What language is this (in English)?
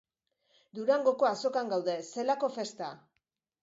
Basque